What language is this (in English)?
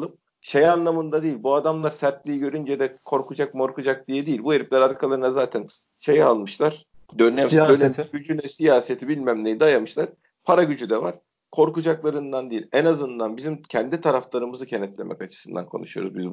Turkish